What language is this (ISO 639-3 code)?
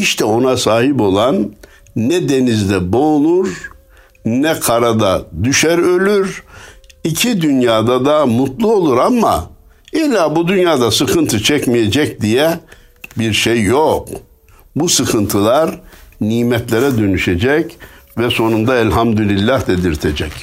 tur